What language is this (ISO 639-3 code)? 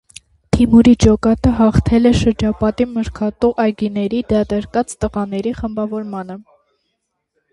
hye